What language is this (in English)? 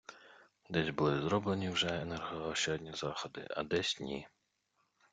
Ukrainian